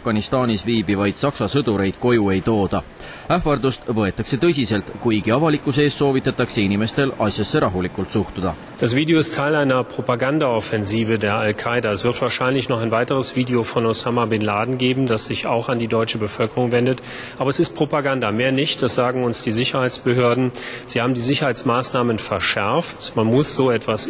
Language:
Finnish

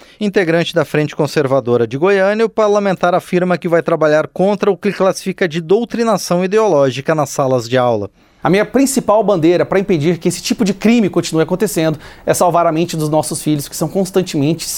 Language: Portuguese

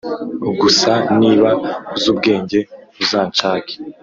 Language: Kinyarwanda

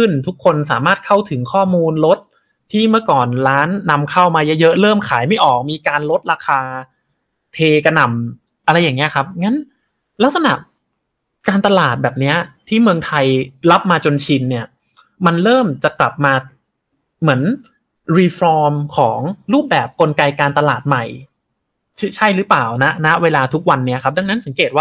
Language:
Thai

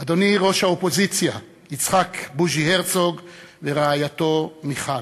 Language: Hebrew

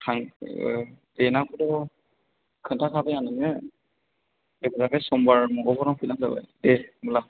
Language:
Bodo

